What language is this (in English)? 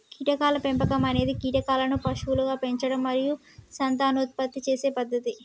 Telugu